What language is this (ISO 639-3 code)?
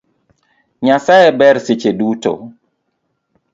luo